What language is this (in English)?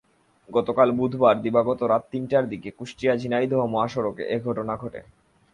Bangla